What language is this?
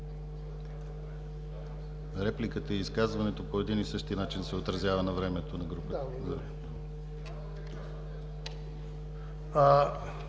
Bulgarian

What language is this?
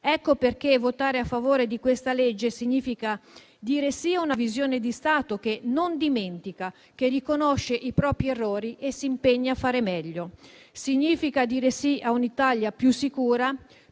Italian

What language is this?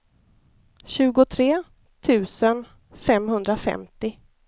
Swedish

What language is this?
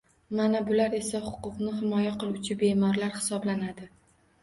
Uzbek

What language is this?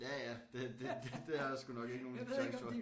Danish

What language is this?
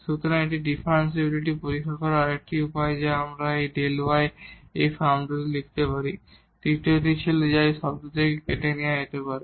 Bangla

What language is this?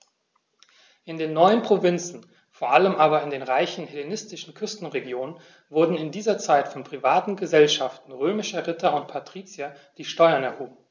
German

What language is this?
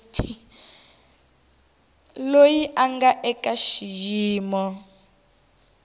Tsonga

